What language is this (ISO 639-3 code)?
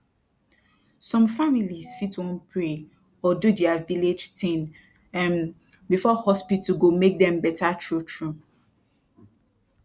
pcm